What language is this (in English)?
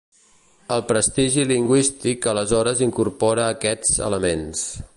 Catalan